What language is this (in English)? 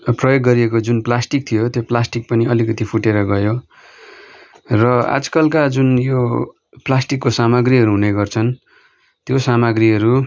Nepali